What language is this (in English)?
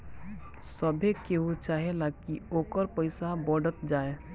Bhojpuri